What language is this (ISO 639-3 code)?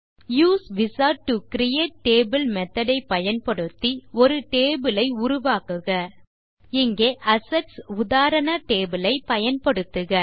tam